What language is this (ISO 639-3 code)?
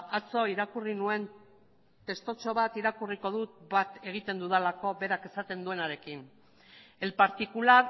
eus